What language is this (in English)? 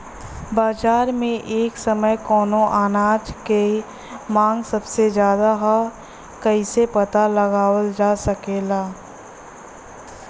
Bhojpuri